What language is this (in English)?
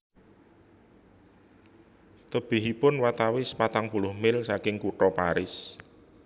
Javanese